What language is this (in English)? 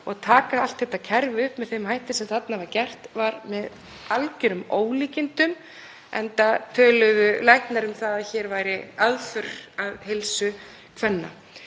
Icelandic